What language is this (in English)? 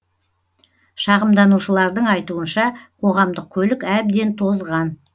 Kazakh